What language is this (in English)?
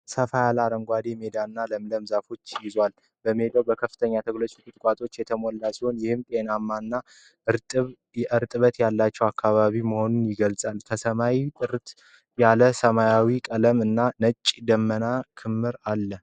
Amharic